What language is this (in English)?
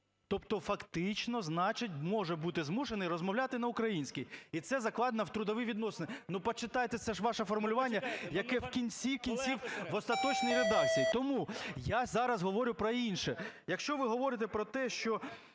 Ukrainian